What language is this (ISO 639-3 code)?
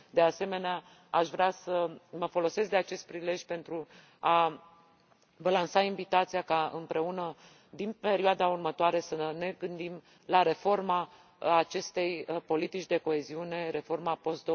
ron